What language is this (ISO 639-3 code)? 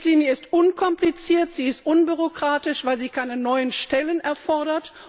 deu